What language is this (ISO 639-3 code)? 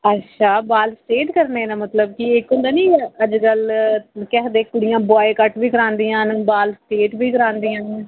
doi